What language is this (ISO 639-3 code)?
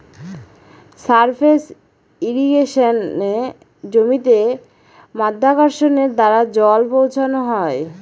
ben